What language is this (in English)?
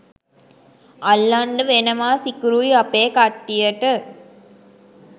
Sinhala